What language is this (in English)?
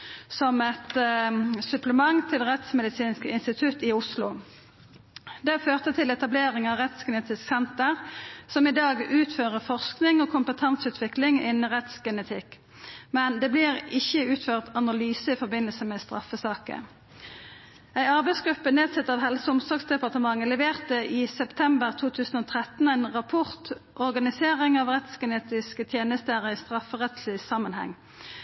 Norwegian Nynorsk